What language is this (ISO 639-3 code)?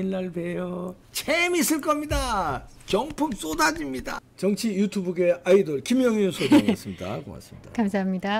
kor